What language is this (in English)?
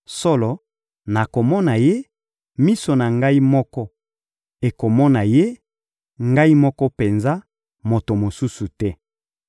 Lingala